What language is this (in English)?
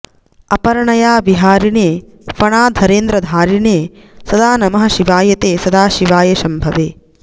Sanskrit